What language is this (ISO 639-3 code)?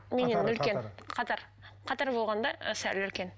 kaz